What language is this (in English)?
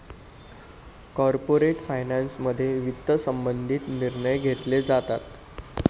Marathi